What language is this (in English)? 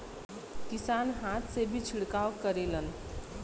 Bhojpuri